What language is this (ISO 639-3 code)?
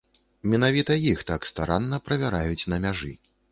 bel